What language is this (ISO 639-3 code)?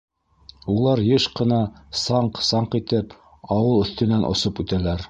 bak